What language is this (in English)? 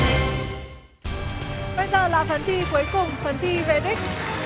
Vietnamese